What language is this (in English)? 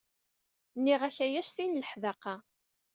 Kabyle